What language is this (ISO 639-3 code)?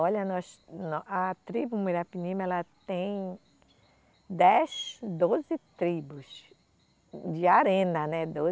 por